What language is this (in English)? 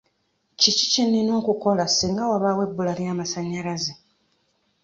Ganda